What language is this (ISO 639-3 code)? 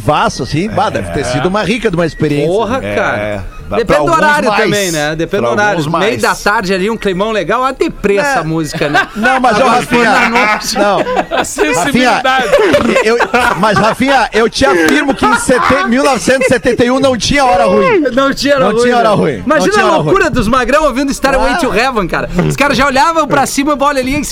por